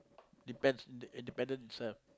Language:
English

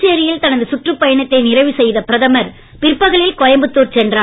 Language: Tamil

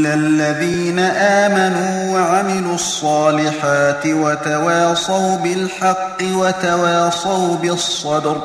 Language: Arabic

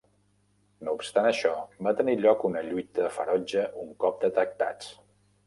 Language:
Catalan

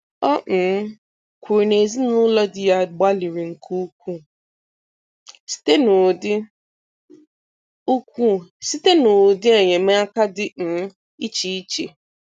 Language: Igbo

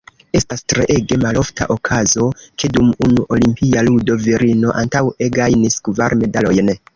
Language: Esperanto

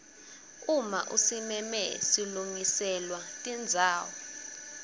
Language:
Swati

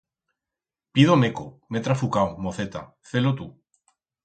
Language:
Aragonese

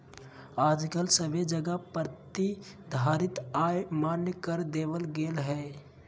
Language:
Magahi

